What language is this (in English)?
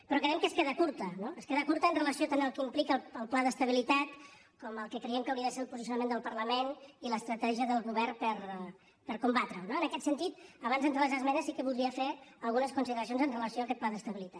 Catalan